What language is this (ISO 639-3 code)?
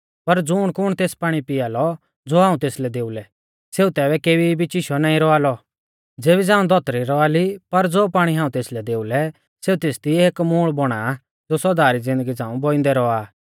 bfz